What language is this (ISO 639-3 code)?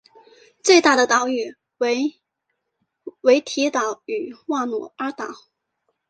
zho